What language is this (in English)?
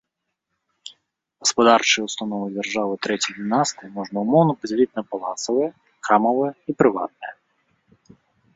Belarusian